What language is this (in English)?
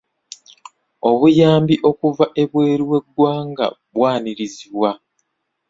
Ganda